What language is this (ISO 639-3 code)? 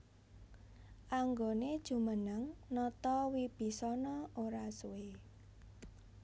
jav